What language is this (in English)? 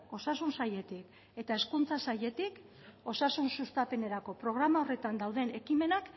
Basque